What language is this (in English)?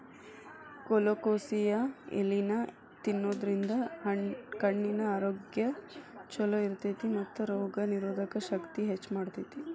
Kannada